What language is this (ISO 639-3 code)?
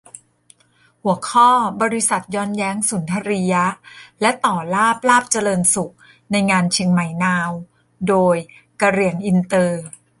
tha